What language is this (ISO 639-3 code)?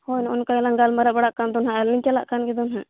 sat